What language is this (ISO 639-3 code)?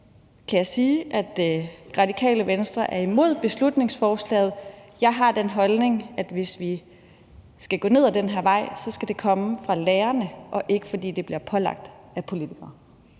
dan